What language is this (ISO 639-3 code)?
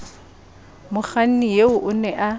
sot